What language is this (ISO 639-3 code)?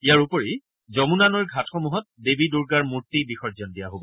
asm